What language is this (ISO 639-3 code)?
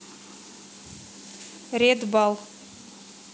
rus